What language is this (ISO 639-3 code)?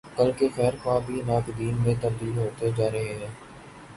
urd